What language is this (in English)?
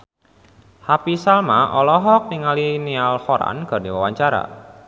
Sundanese